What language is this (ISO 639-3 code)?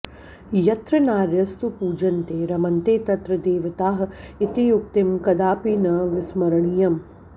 san